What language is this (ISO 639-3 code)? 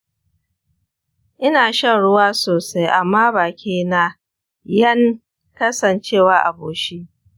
hau